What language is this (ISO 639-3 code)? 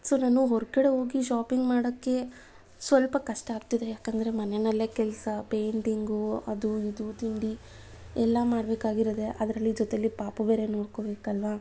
kan